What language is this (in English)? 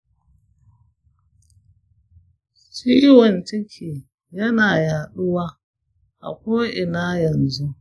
Hausa